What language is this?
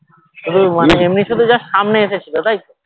Bangla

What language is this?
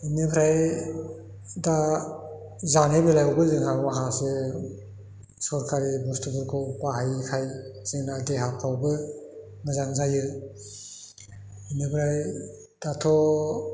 Bodo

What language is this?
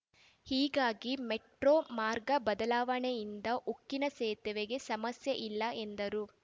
Kannada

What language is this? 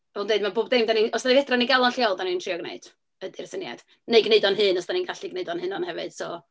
Welsh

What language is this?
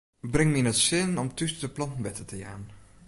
Western Frisian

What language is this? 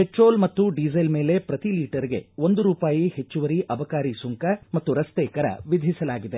Kannada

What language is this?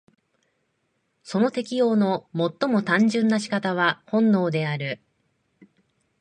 Japanese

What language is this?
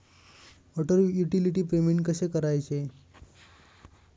Marathi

